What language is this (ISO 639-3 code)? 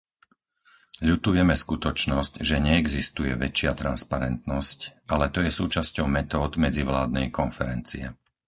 slk